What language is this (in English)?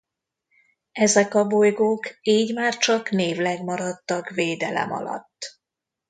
Hungarian